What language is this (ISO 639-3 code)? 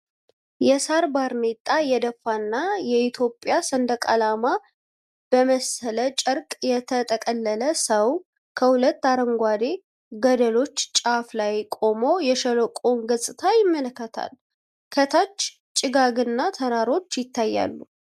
amh